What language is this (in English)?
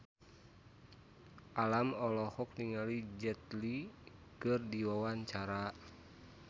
Sundanese